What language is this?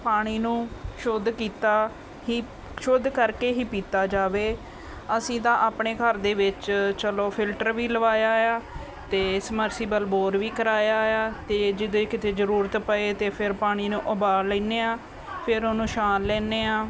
Punjabi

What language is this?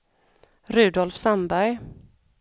Swedish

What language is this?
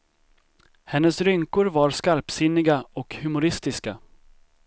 Swedish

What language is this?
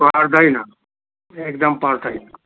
Nepali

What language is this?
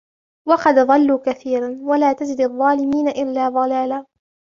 Arabic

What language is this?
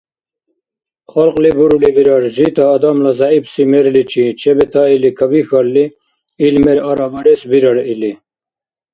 Dargwa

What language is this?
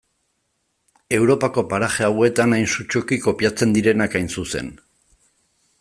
Basque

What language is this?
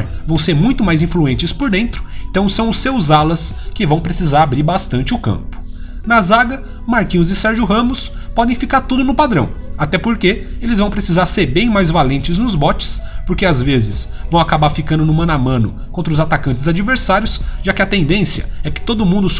Portuguese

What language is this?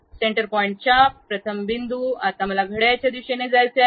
Marathi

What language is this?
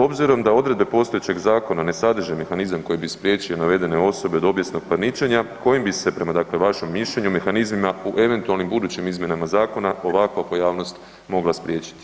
Croatian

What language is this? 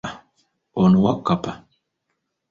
Ganda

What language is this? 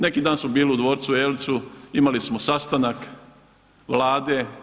Croatian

